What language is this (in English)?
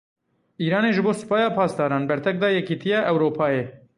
Kurdish